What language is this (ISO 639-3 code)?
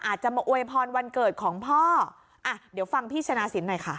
tha